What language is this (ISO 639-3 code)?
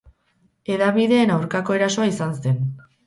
eus